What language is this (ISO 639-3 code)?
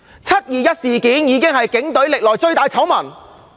yue